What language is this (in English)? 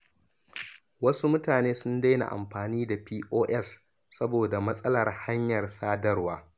Hausa